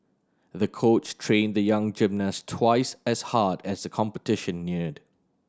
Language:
English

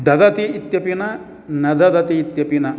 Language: Sanskrit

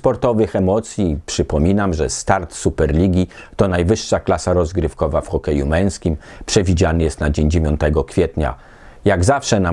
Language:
Polish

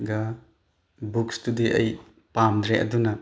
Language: Manipuri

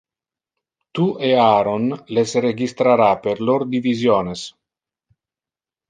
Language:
Interlingua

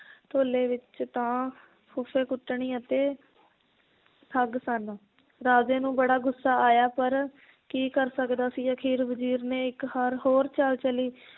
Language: Punjabi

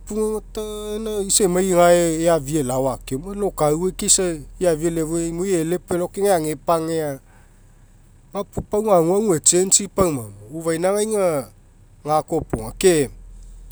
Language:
Mekeo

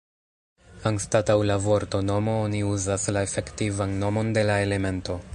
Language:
Esperanto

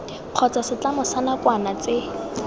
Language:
Tswana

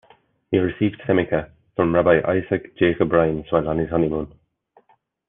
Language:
English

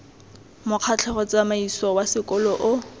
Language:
Tswana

